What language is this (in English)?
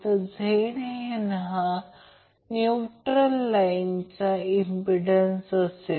Marathi